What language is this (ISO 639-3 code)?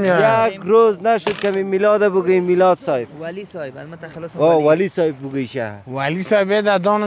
fas